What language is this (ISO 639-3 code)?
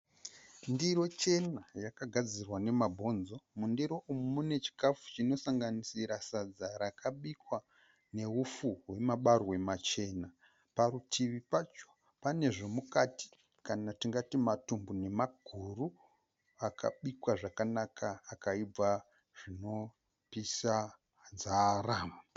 sna